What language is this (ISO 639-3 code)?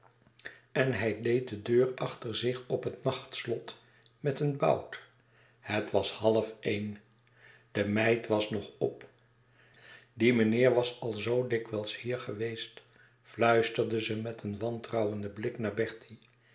nld